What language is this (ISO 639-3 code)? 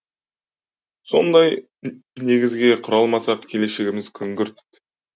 kaz